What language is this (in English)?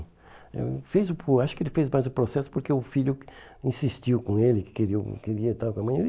Portuguese